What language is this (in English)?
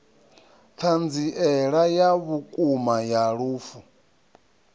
Venda